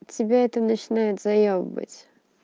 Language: Russian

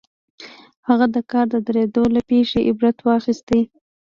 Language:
Pashto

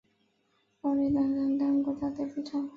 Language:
Chinese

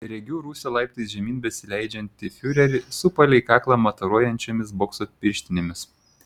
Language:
Lithuanian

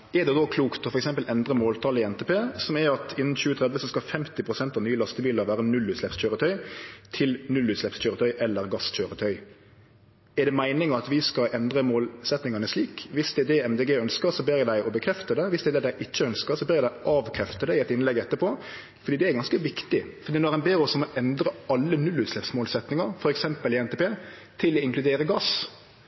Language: Norwegian Nynorsk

